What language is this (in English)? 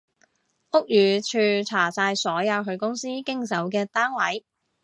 Cantonese